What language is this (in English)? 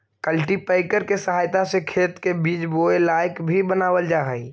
Magahi